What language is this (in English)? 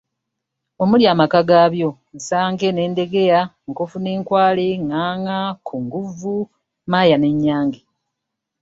Ganda